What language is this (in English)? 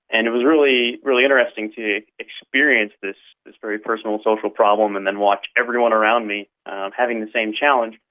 English